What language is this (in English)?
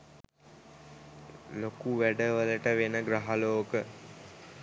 Sinhala